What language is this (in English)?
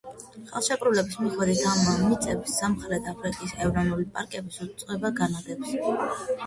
Georgian